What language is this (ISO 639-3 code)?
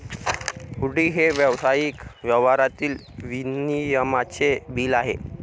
mar